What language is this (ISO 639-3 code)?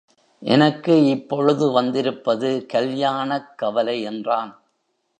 tam